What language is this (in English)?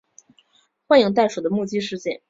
Chinese